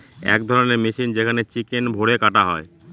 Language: Bangla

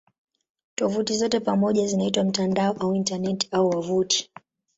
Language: Swahili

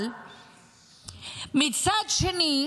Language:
Hebrew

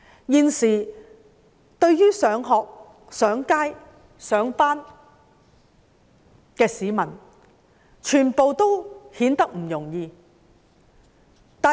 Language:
Cantonese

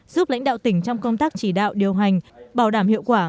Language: Vietnamese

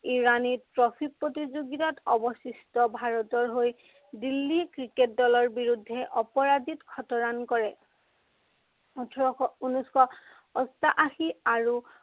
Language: Assamese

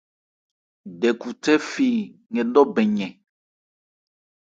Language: Ebrié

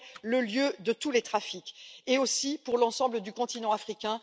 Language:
French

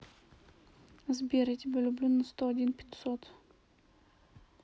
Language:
Russian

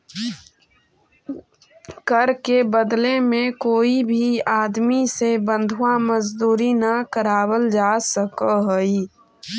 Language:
Magahi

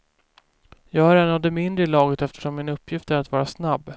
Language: Swedish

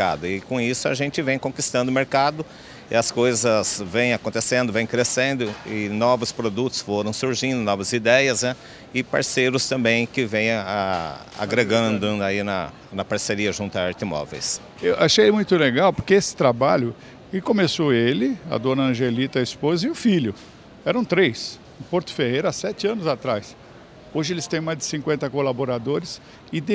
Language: Portuguese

